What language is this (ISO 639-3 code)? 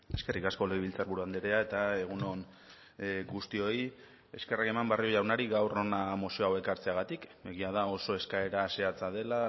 eus